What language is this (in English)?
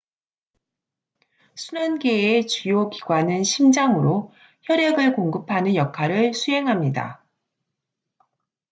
Korean